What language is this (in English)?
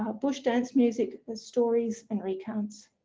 English